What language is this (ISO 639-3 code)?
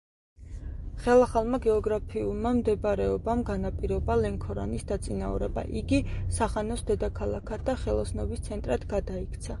kat